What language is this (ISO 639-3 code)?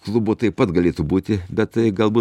lit